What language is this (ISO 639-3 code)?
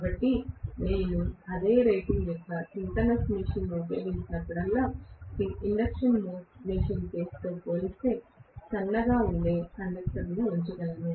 tel